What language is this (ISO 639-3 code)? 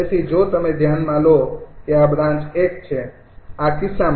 guj